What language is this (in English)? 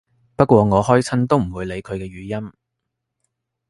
Cantonese